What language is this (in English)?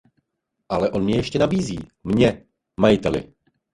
Czech